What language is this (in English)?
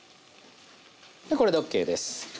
Japanese